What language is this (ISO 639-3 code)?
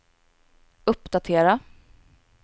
swe